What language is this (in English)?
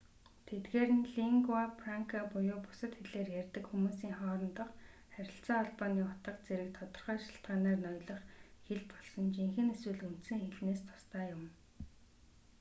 Mongolian